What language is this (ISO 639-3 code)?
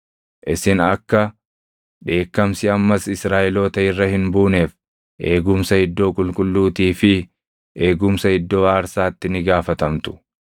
orm